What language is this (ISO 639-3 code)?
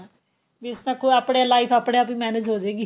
pan